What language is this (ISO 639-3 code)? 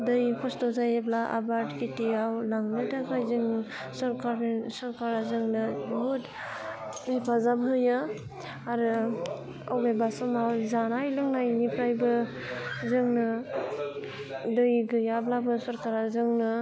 brx